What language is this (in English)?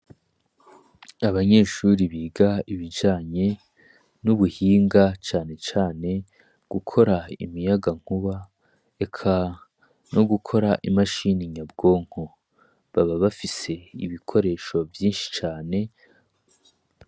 Rundi